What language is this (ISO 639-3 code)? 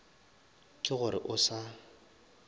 nso